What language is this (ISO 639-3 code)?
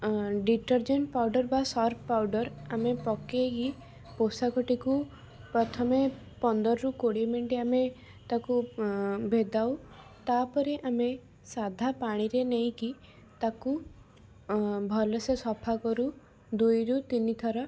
ori